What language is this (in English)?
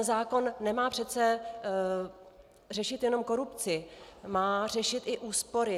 Czech